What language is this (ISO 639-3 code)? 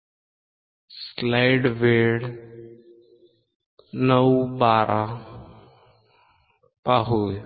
mar